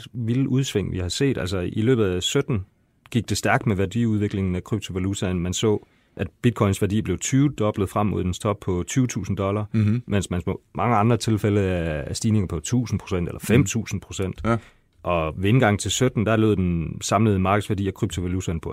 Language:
Danish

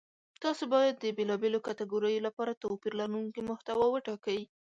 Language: Pashto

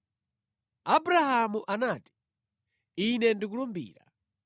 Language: Nyanja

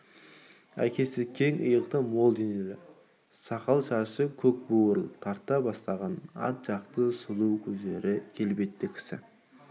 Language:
Kazakh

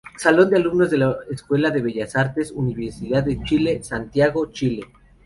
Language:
Spanish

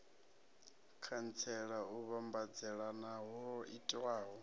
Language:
Venda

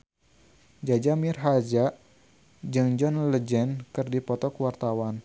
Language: Sundanese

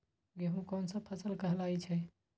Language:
Magahi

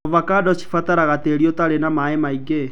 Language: Kikuyu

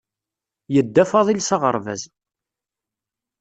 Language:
Kabyle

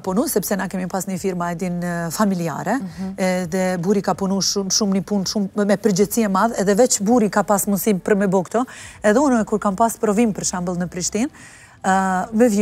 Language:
Romanian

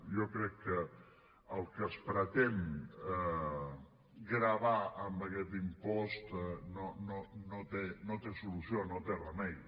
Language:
Catalan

